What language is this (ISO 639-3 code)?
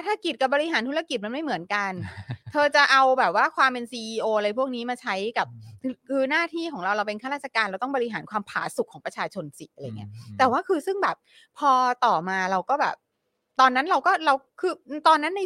tha